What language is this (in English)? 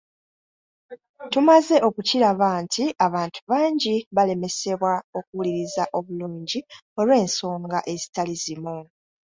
Ganda